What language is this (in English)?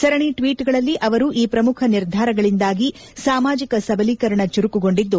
Kannada